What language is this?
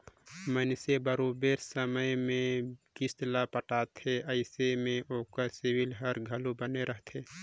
Chhattisgarhi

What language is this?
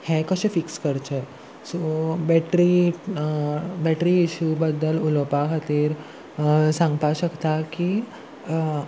Konkani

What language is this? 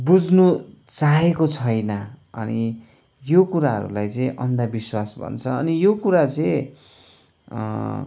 Nepali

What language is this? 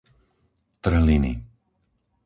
Slovak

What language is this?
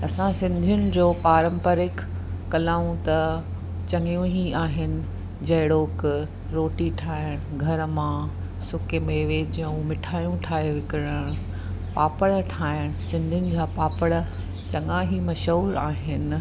Sindhi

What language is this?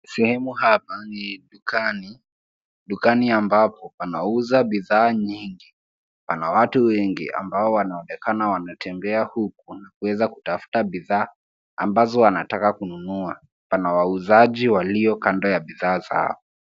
Swahili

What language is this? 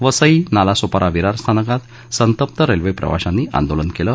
Marathi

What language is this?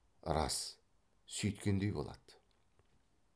Kazakh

